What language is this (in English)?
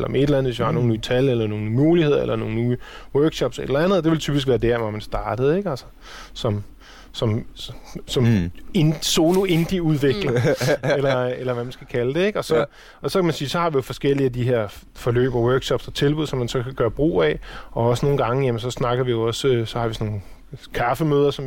Danish